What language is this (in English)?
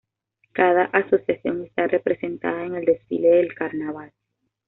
Spanish